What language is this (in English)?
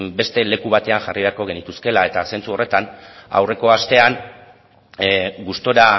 Basque